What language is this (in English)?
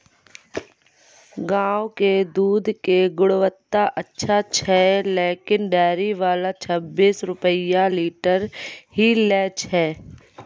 Maithili